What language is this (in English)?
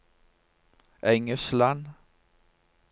Norwegian